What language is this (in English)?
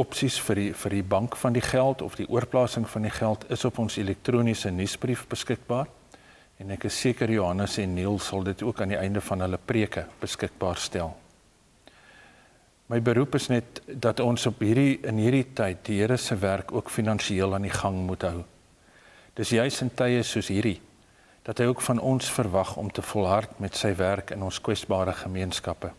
Dutch